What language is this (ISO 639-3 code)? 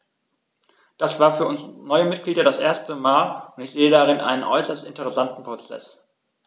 deu